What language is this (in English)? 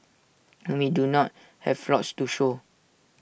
English